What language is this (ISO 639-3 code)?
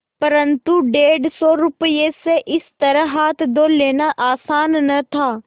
hin